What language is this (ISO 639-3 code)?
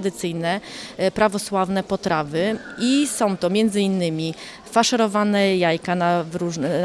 pol